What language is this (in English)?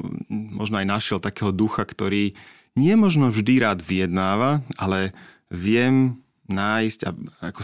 Slovak